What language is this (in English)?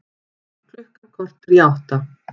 Icelandic